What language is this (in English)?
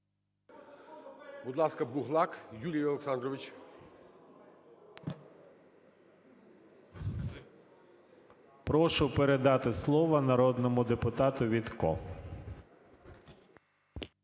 Ukrainian